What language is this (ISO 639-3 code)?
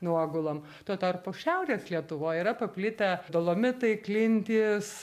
lit